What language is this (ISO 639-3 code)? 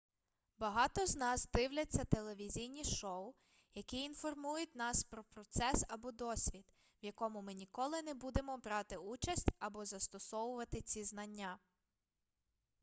ukr